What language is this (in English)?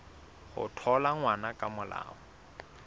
Southern Sotho